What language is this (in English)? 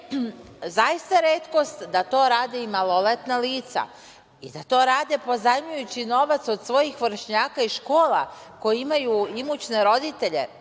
Serbian